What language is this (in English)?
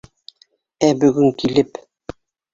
Bashkir